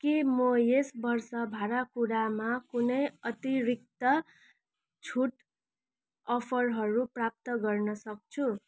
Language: Nepali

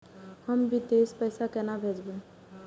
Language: Maithili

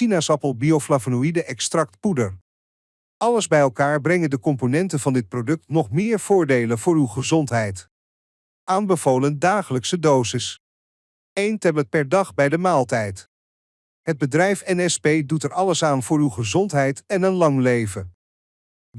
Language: Dutch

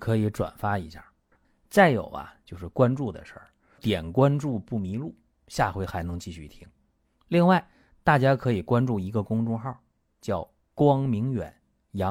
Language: Chinese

